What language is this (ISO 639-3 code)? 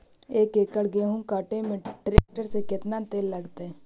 mag